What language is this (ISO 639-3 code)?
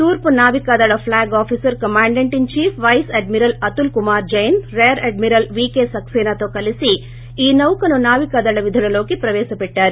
tel